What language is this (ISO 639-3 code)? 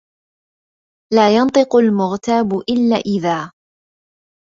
ara